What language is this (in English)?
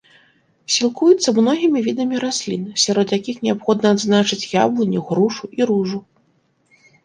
Belarusian